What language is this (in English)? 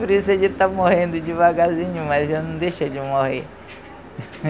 Portuguese